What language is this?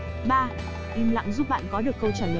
Vietnamese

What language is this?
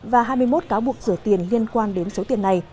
Vietnamese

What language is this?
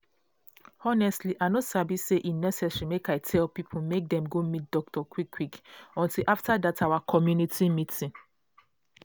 Nigerian Pidgin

